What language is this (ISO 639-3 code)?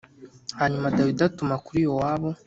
kin